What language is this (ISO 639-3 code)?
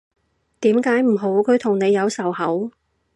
yue